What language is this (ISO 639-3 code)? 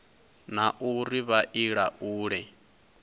ven